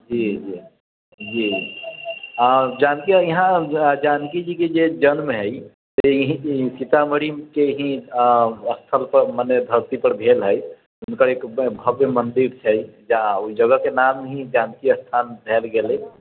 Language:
Maithili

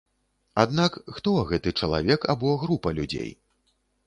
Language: Belarusian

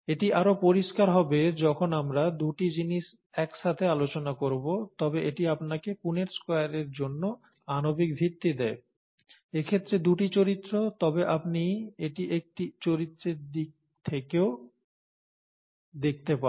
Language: Bangla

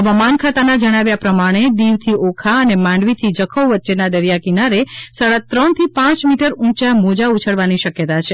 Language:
Gujarati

